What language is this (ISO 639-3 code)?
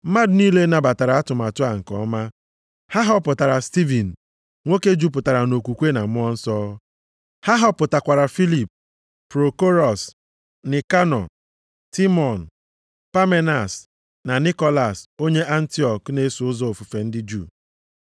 ibo